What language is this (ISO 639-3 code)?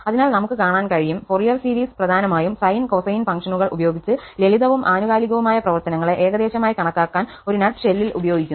mal